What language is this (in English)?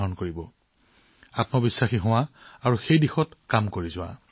Assamese